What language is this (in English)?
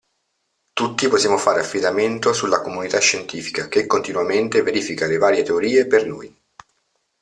Italian